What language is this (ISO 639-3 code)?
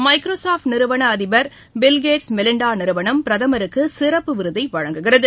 tam